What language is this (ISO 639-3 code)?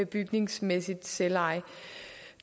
dan